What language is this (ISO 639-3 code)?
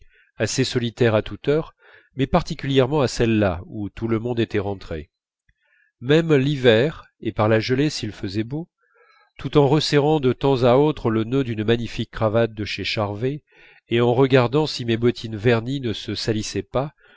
fra